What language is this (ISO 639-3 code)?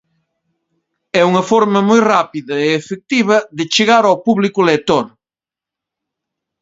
glg